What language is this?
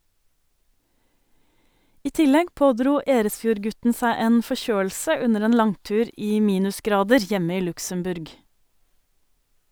Norwegian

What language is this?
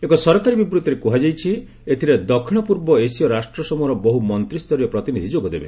Odia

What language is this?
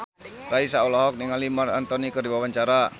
Sundanese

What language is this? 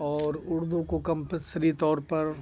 Urdu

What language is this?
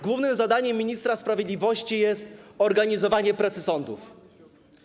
Polish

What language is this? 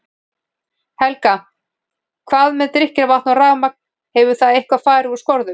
Icelandic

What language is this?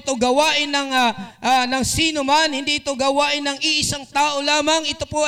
Filipino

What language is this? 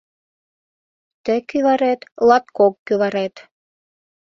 Mari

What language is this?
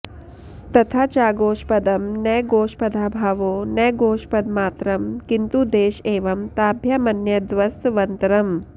Sanskrit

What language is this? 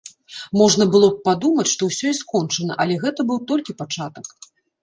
Belarusian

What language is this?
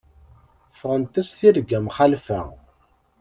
Kabyle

